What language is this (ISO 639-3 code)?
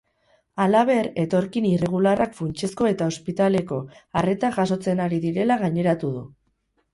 eus